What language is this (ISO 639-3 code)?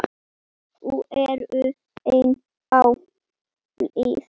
isl